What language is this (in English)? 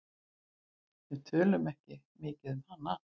Icelandic